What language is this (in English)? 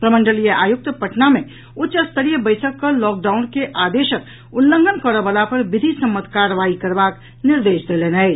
Maithili